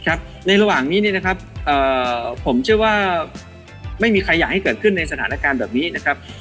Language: Thai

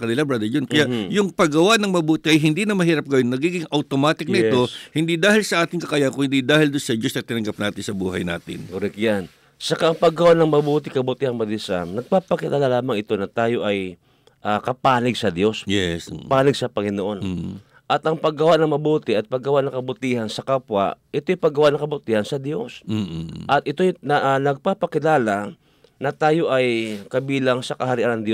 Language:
Filipino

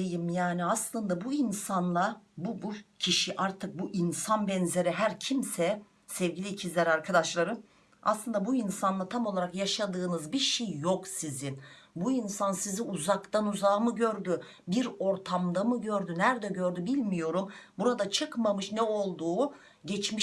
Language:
Turkish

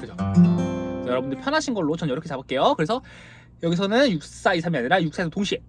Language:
Korean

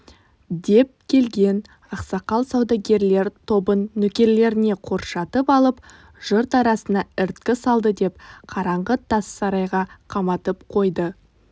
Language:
Kazakh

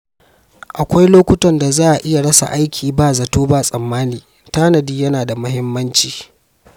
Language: Hausa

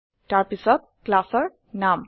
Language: Assamese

